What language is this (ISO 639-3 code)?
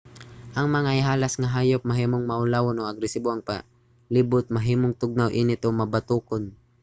ceb